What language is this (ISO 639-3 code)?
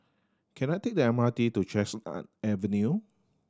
eng